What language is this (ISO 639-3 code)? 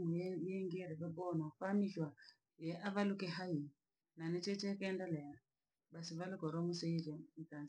lag